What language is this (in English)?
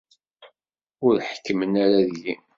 Kabyle